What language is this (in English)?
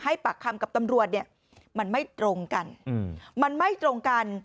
Thai